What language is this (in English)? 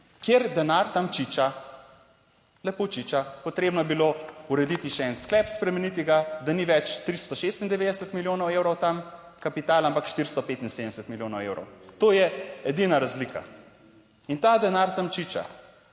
Slovenian